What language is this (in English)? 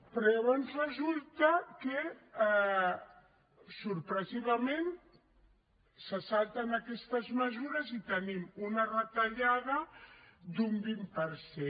Catalan